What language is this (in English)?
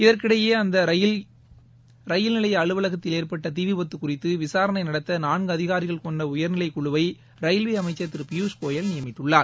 Tamil